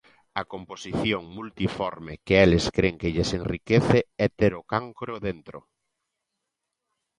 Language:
Galician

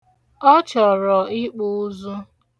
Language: Igbo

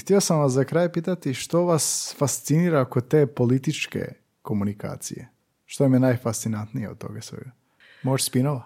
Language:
Croatian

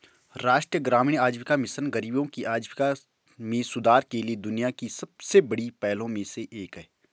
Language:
Hindi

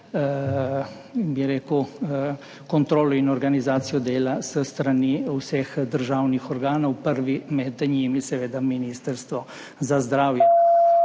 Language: Slovenian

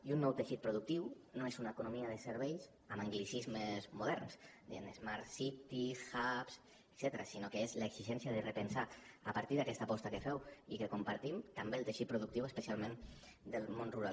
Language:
Catalan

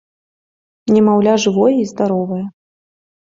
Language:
Belarusian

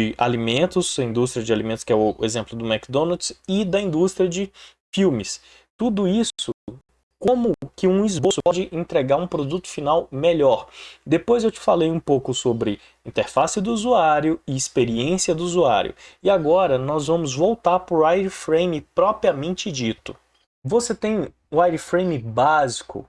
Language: Portuguese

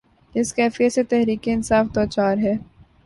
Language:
Urdu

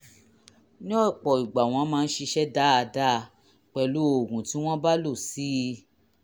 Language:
Yoruba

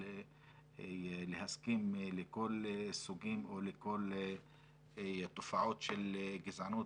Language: Hebrew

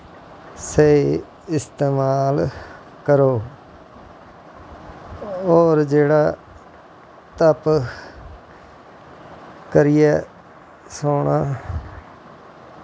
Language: Dogri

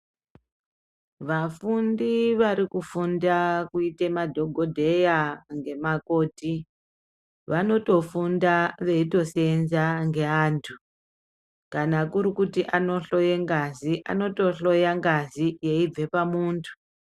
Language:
Ndau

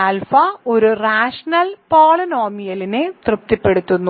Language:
Malayalam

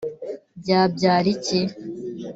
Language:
Kinyarwanda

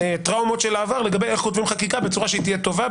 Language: Hebrew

